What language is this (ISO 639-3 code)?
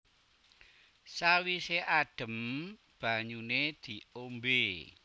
jav